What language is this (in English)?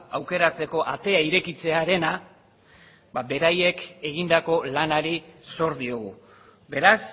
Basque